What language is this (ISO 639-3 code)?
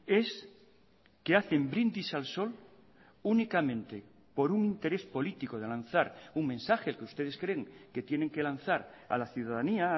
spa